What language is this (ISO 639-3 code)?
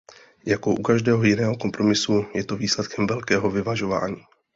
ces